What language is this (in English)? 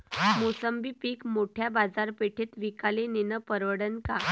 Marathi